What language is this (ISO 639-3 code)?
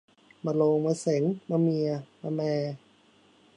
tha